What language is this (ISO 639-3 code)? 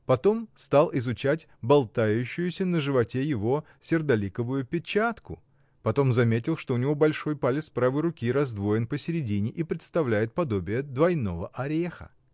rus